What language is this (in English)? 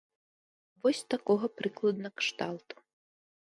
Belarusian